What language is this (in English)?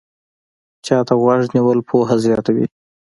Pashto